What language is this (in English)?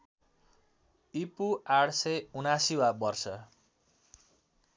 Nepali